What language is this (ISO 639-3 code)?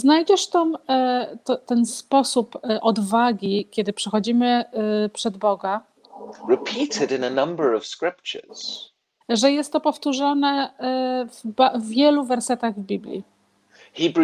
pol